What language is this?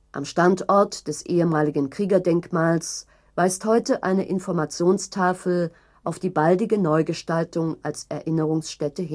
German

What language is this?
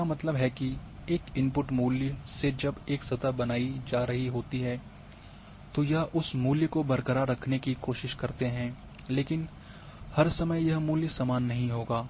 Hindi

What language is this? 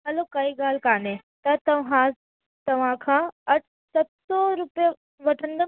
Sindhi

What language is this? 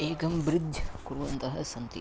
Sanskrit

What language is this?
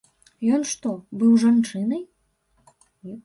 Belarusian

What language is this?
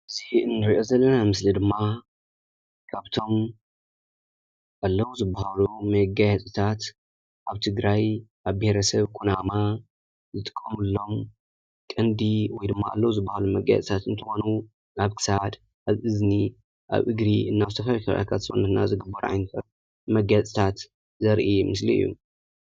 Tigrinya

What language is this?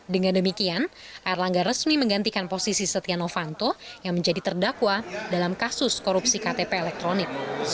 Indonesian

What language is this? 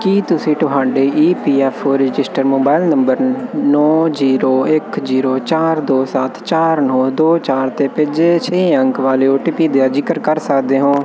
Punjabi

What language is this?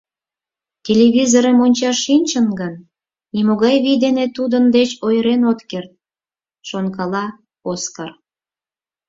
Mari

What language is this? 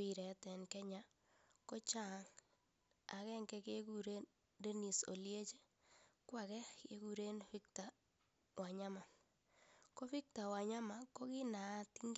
Kalenjin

